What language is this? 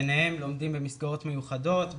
Hebrew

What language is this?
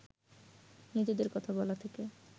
Bangla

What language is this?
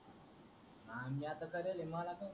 Marathi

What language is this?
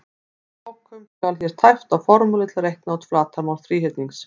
Icelandic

